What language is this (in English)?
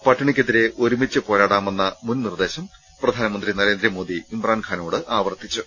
Malayalam